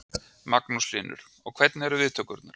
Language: Icelandic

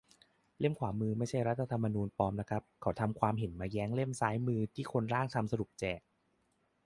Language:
Thai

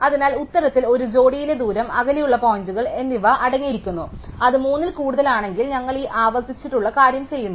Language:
Malayalam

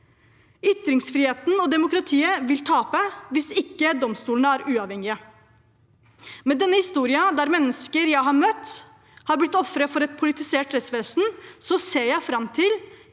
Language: Norwegian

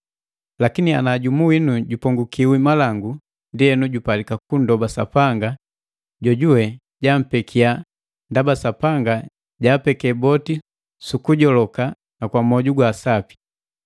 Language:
Matengo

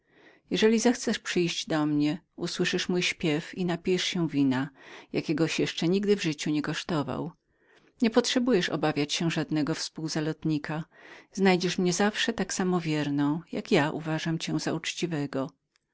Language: Polish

